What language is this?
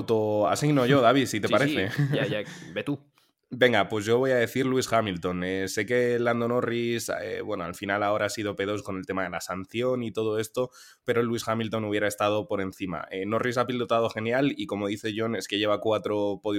Spanish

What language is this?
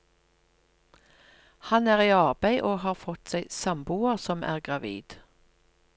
Norwegian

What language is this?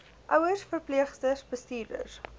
Afrikaans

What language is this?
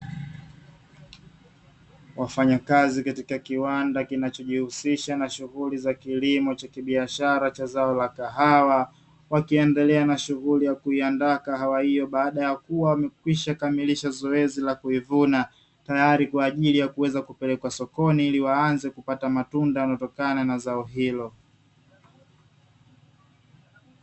Swahili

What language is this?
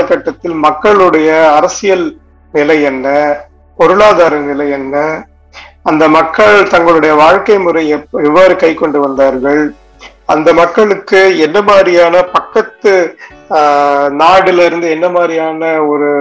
Tamil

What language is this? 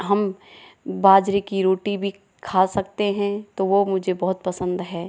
Hindi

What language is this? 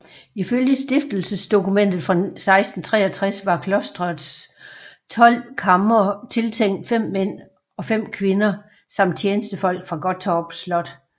Danish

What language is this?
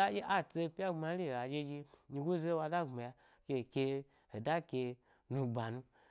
Gbari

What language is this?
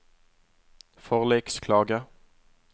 Norwegian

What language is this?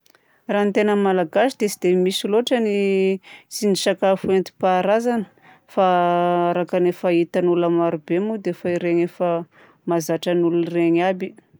Southern Betsimisaraka Malagasy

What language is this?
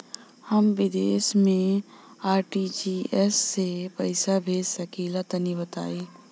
Bhojpuri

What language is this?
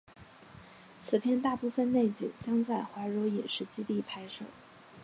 Chinese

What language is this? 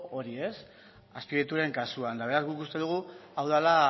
Basque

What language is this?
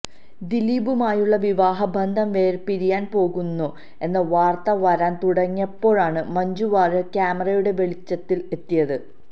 Malayalam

